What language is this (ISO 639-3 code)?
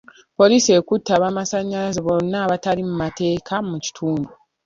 lug